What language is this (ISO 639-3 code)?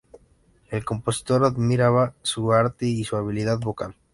spa